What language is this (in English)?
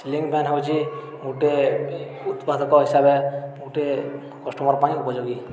Odia